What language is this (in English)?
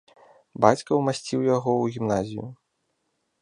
Belarusian